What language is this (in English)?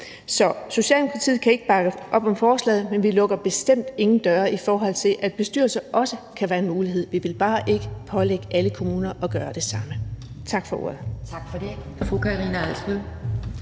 Danish